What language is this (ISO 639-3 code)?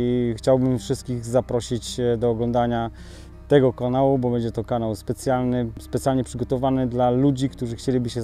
pol